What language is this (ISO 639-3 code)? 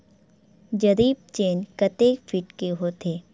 hne